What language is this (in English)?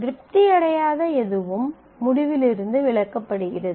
Tamil